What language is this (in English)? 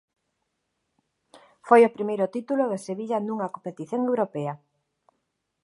Galician